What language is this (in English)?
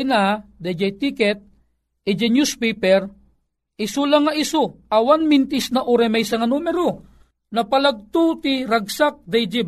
Filipino